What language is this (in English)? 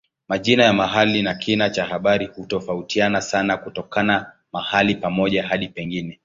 Swahili